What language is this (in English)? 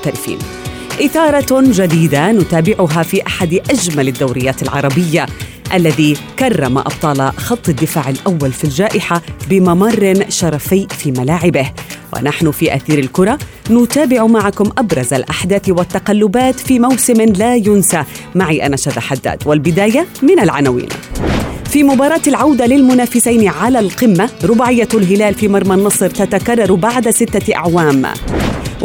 Arabic